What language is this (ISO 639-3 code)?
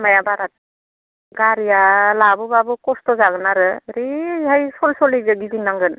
brx